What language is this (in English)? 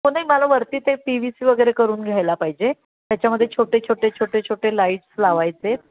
Marathi